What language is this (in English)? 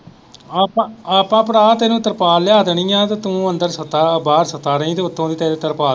Punjabi